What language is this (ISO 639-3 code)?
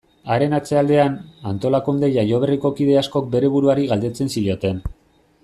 eus